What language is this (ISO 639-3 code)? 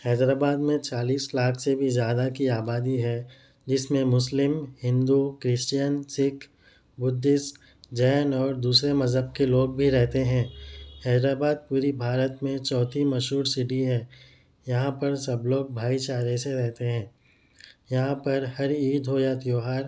urd